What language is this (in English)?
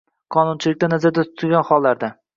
Uzbek